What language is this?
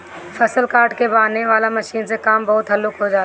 Bhojpuri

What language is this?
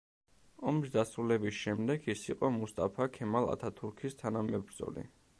Georgian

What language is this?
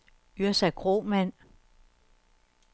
Danish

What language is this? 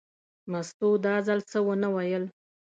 Pashto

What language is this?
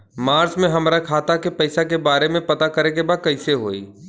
Bhojpuri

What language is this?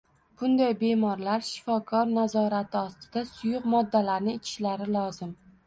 Uzbek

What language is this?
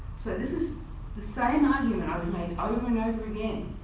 English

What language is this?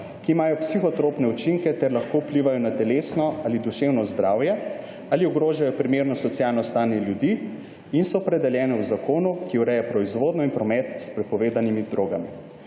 Slovenian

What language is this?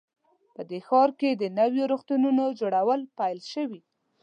Pashto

